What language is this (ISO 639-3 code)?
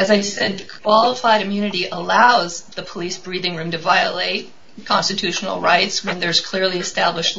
eng